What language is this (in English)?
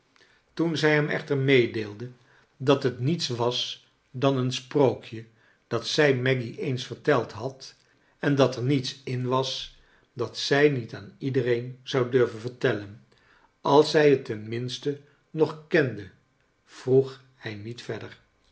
Dutch